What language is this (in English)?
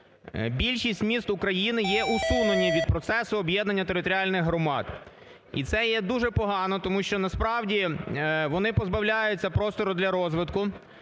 Ukrainian